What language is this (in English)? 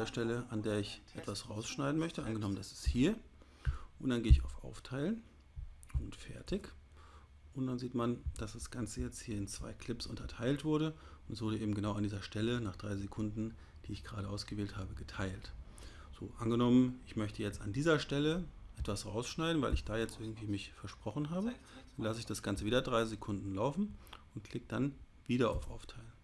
German